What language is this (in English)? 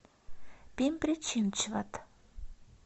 Russian